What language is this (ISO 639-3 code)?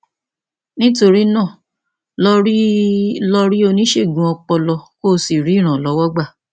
yor